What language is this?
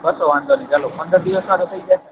Gujarati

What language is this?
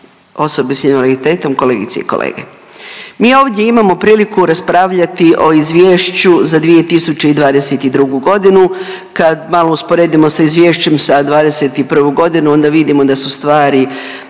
Croatian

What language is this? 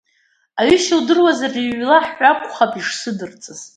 Abkhazian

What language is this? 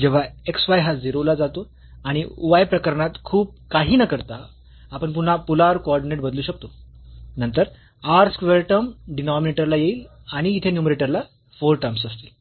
Marathi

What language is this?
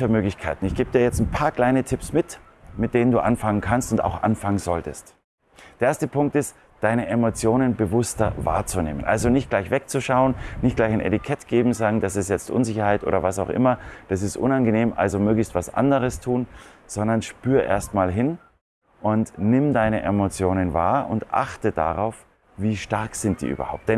German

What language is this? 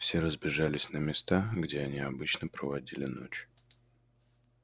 Russian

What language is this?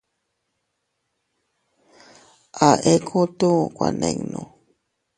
Teutila Cuicatec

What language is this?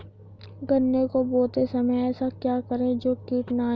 Hindi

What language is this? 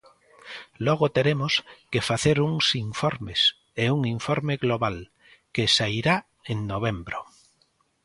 Galician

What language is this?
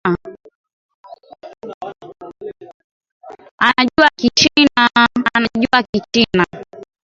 Swahili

